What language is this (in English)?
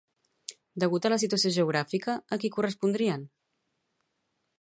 Catalan